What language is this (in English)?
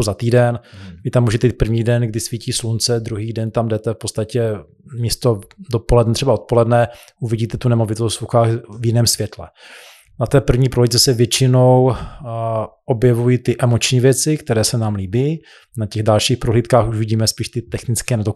Czech